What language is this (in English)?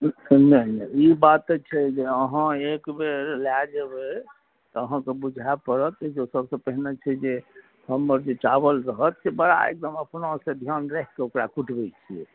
Maithili